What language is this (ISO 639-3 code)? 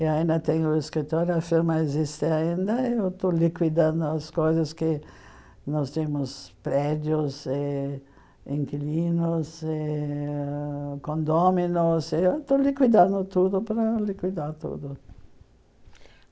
por